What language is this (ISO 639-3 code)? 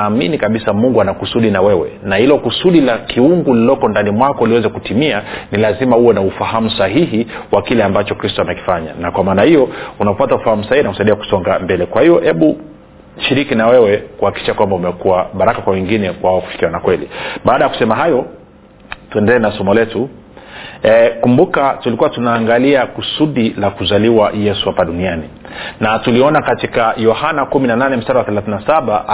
swa